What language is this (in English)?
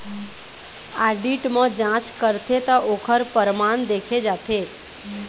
Chhattisgarhi